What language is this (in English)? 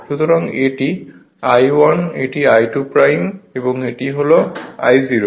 Bangla